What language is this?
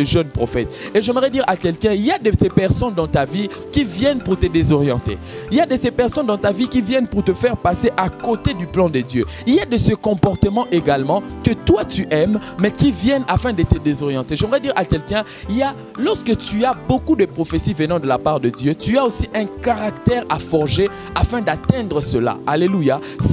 French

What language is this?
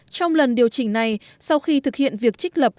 Vietnamese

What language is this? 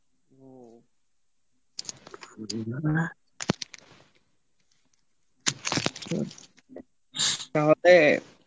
Bangla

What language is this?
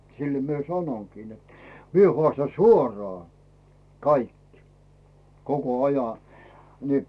Finnish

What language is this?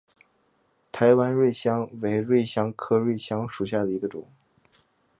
Chinese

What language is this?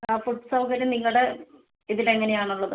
Malayalam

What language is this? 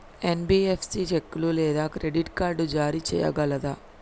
Telugu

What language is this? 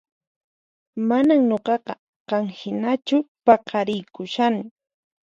Puno Quechua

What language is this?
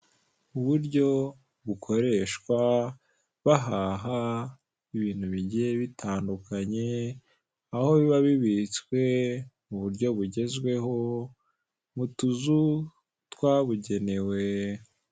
Kinyarwanda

